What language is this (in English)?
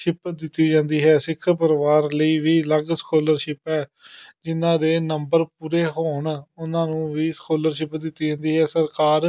Punjabi